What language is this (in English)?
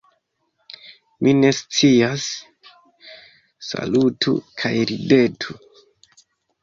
Esperanto